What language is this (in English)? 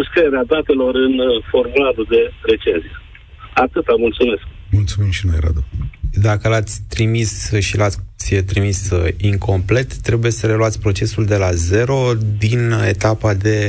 Romanian